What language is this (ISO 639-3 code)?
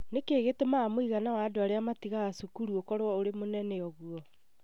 kik